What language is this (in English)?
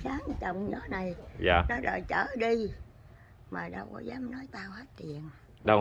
Vietnamese